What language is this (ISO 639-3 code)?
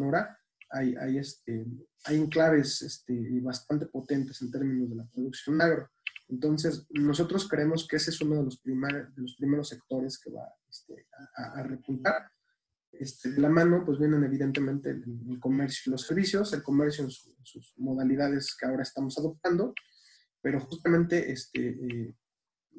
spa